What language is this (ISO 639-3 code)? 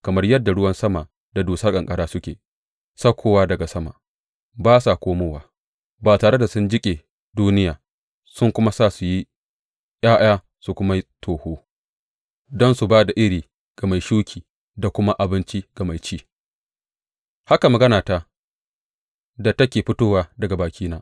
hau